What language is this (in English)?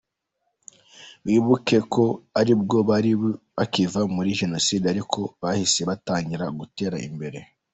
Kinyarwanda